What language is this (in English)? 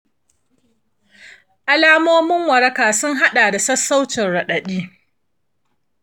Hausa